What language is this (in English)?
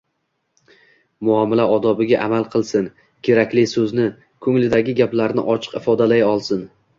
Uzbek